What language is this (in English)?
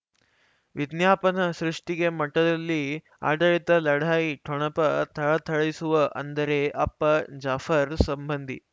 Kannada